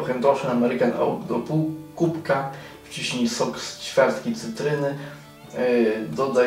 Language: Polish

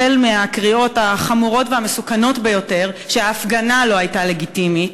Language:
Hebrew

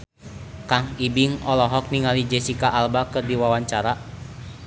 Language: Sundanese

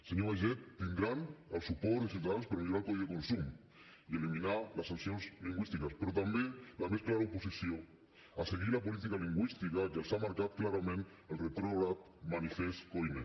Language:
Catalan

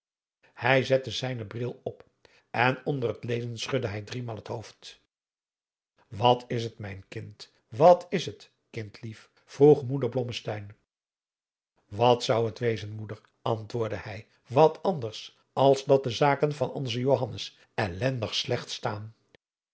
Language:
Dutch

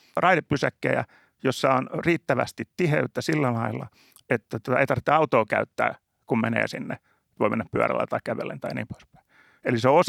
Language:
Finnish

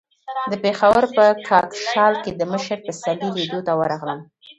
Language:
Pashto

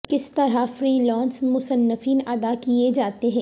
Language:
Urdu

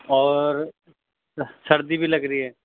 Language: Urdu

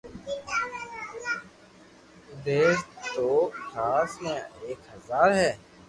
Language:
Loarki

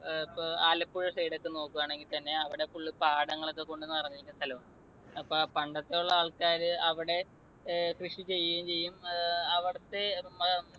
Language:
Malayalam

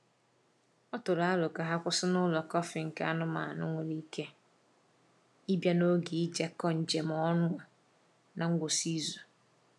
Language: Igbo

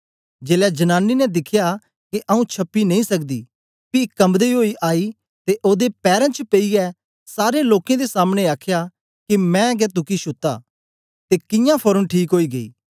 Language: Dogri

